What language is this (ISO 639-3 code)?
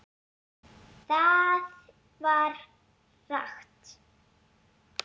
isl